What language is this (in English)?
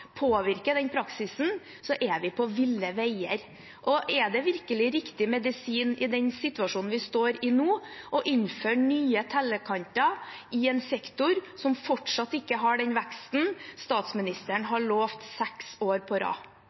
Norwegian Bokmål